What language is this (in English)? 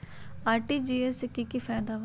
Magahi